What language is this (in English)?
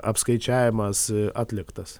Lithuanian